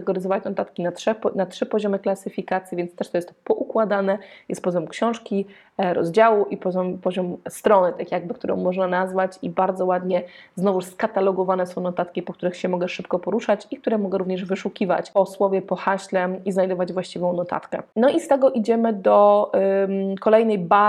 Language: Polish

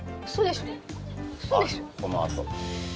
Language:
Japanese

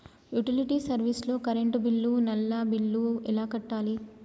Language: Telugu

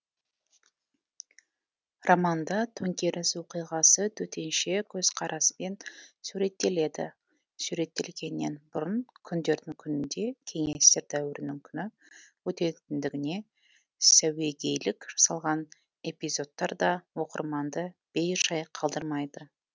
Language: Kazakh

